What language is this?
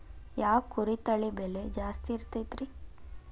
Kannada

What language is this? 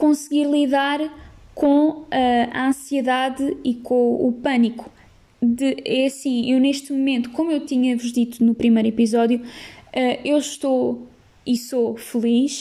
Portuguese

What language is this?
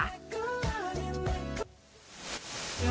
Thai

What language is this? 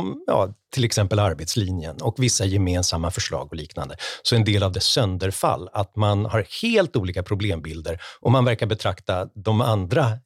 Swedish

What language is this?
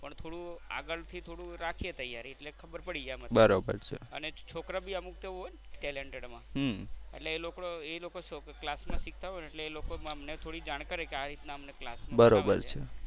Gujarati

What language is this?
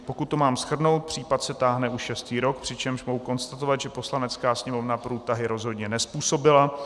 Czech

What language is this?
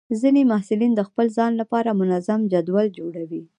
Pashto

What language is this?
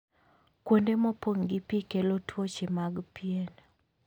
Luo (Kenya and Tanzania)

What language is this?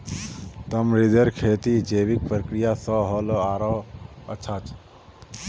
Magahi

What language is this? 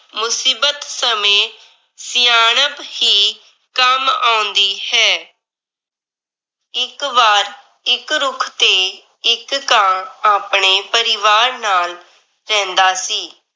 Punjabi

